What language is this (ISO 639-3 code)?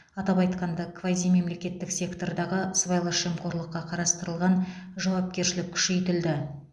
kaz